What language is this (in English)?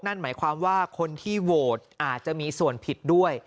Thai